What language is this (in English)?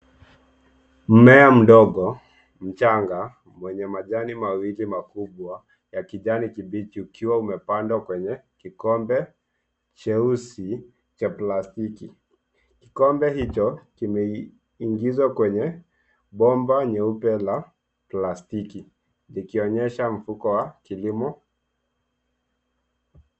Swahili